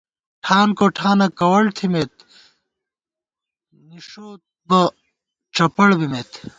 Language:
Gawar-Bati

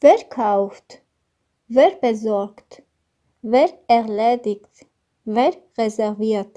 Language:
German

